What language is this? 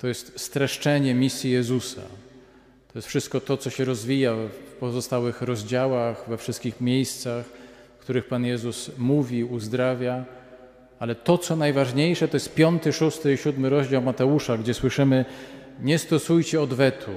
Polish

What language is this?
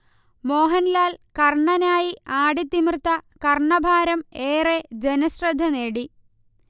Malayalam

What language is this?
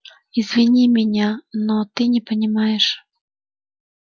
Russian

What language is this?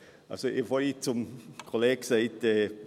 Swiss German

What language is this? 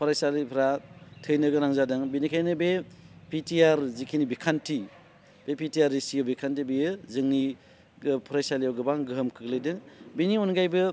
Bodo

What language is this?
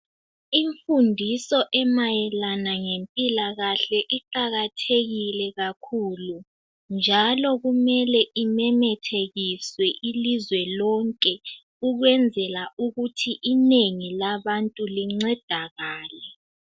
North Ndebele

